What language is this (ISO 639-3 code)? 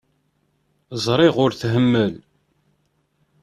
kab